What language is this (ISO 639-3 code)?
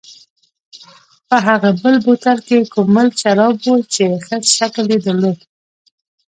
pus